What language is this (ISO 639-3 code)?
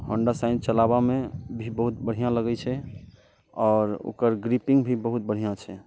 mai